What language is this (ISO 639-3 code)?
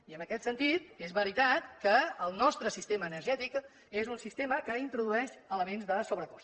cat